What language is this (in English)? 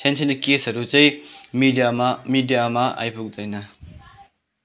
Nepali